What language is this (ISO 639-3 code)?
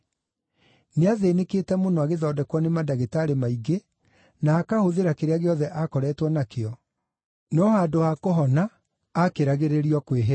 kik